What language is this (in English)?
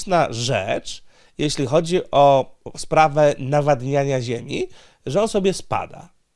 Polish